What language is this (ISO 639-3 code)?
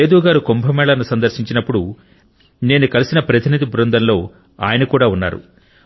tel